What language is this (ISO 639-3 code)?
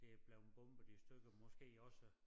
dan